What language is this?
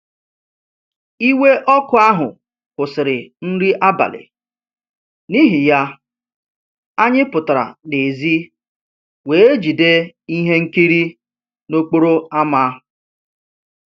Igbo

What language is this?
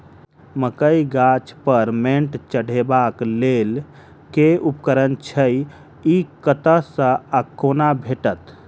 Maithili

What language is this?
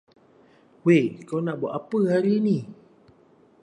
Malay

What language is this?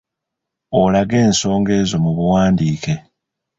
Ganda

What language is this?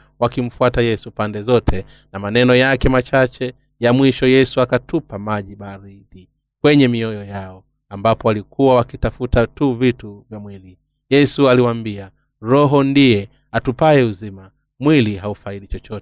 Swahili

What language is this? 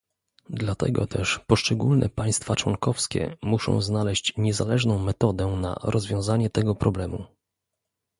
Polish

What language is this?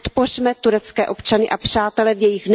Czech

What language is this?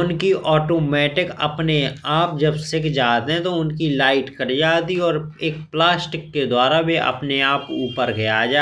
Bundeli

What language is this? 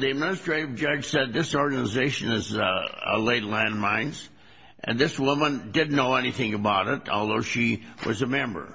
English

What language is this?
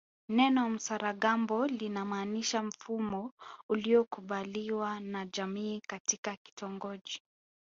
Swahili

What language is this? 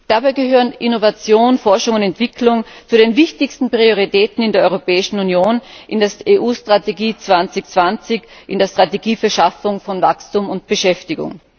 German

